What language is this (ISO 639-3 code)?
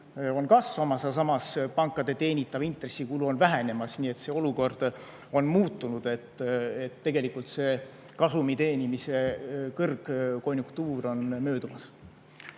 est